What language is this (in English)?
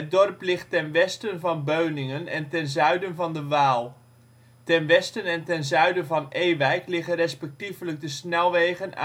Dutch